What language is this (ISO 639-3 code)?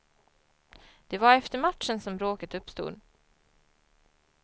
swe